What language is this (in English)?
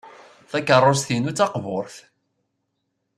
Kabyle